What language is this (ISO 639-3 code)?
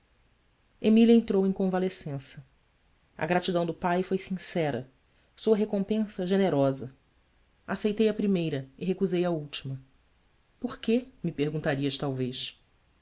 por